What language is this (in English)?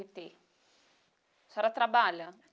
Portuguese